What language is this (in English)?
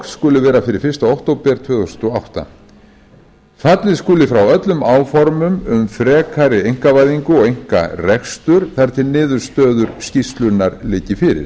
Icelandic